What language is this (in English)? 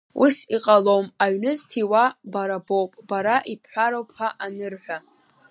Abkhazian